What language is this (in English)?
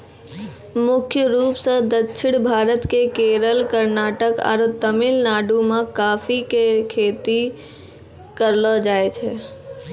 Maithili